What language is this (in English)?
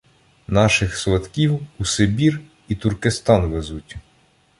Ukrainian